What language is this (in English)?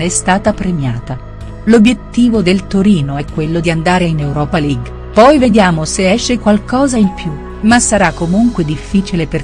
Italian